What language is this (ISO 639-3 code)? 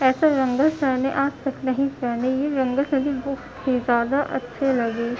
urd